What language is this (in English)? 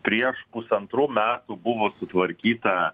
Lithuanian